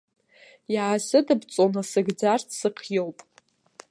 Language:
Abkhazian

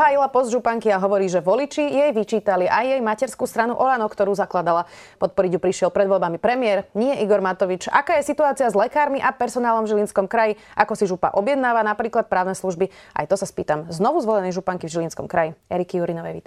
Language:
Slovak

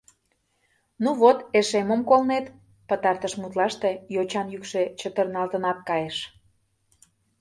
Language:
Mari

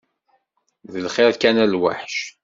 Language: Kabyle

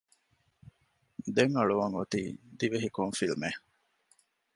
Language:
Divehi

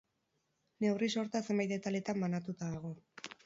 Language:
Basque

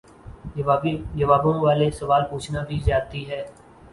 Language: Urdu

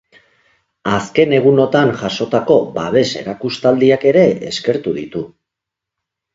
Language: Basque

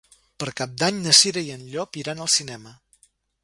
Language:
Catalan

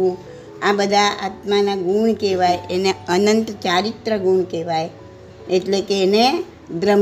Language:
Gujarati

